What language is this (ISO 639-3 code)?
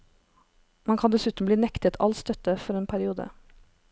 nor